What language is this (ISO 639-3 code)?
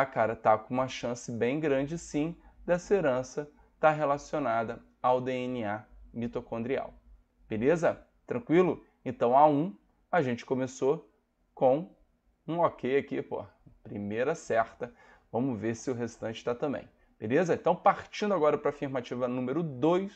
por